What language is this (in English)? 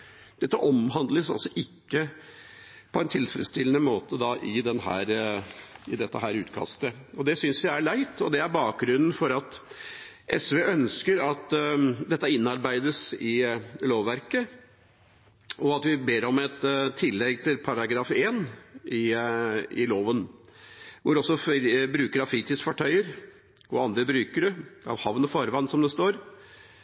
Norwegian Bokmål